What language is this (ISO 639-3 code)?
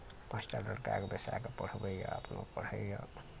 mai